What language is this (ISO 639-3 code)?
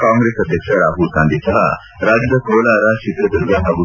kan